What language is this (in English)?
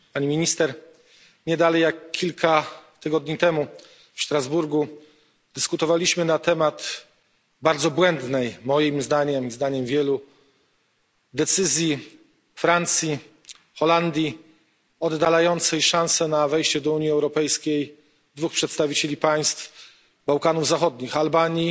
Polish